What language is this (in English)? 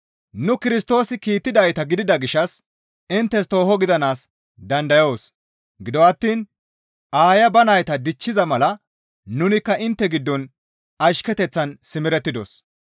Gamo